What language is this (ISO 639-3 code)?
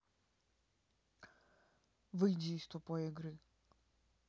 rus